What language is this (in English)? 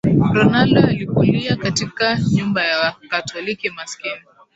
Swahili